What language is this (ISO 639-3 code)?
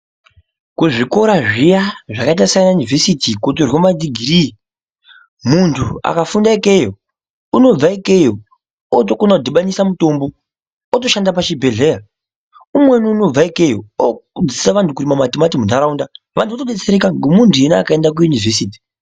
ndc